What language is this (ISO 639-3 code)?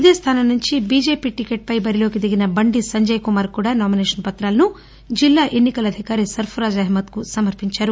tel